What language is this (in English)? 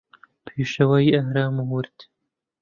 Central Kurdish